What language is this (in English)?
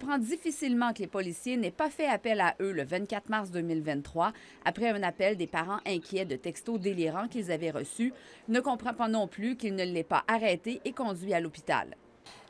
French